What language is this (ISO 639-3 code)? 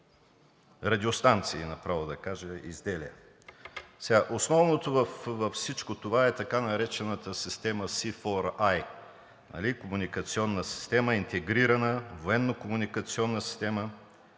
bul